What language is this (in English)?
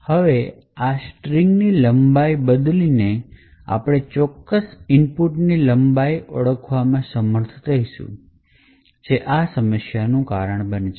Gujarati